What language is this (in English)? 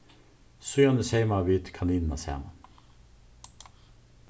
Faroese